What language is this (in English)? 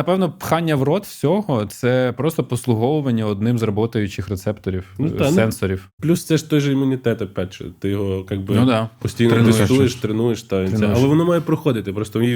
Ukrainian